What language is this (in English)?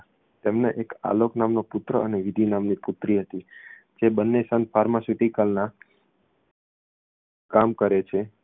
Gujarati